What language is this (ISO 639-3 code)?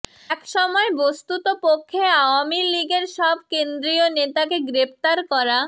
ben